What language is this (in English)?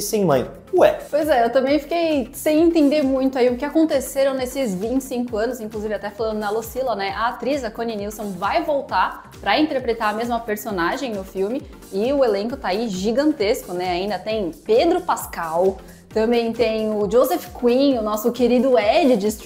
Portuguese